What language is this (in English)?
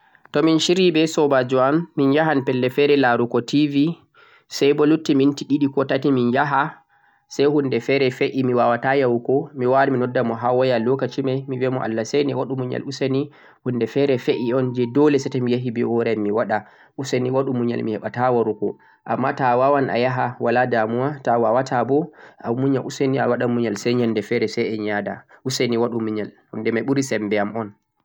Central-Eastern Niger Fulfulde